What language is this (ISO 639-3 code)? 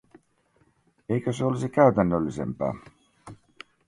fin